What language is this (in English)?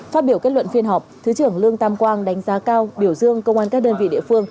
Vietnamese